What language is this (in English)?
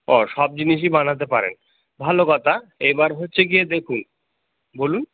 Bangla